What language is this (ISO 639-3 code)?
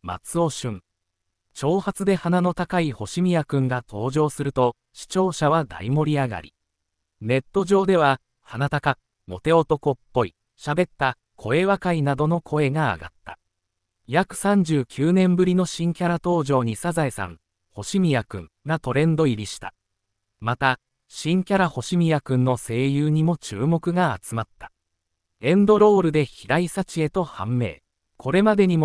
jpn